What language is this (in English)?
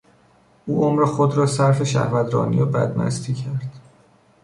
Persian